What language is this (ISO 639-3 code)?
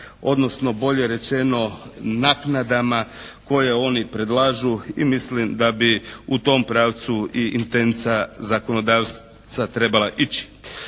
hrv